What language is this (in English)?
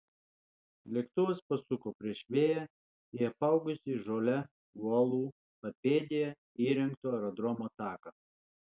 Lithuanian